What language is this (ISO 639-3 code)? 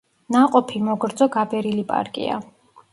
kat